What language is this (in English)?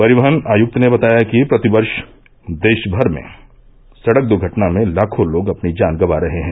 Hindi